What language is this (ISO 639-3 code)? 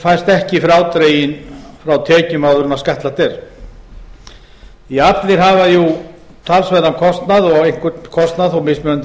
isl